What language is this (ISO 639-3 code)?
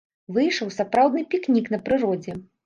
bel